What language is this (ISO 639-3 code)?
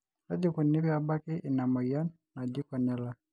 mas